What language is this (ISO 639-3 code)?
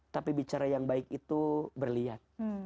ind